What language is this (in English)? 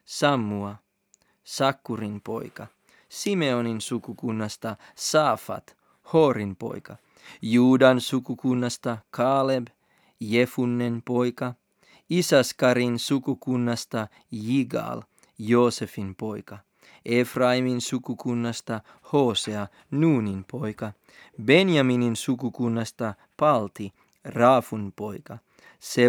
Finnish